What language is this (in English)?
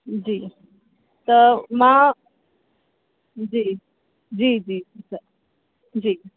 Sindhi